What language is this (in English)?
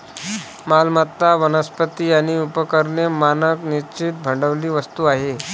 Marathi